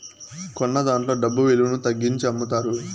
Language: Telugu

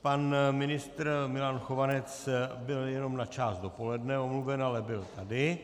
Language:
Czech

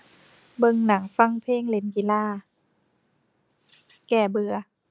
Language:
Thai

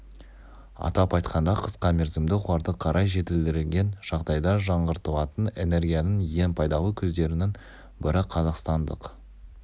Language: Kazakh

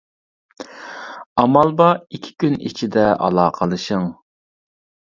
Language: Uyghur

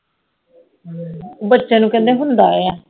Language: Punjabi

